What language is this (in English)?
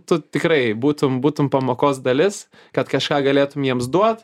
Lithuanian